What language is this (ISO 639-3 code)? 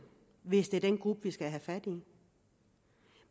dan